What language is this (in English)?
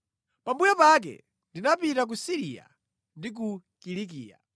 Nyanja